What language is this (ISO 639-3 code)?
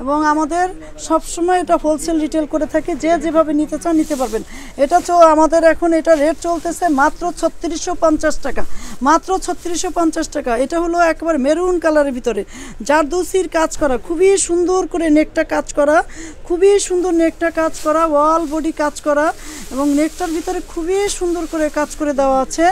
ron